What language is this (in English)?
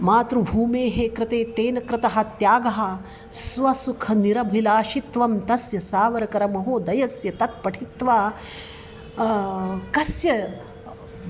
Sanskrit